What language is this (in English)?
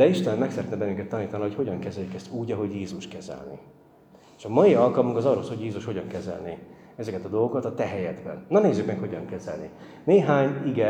Hungarian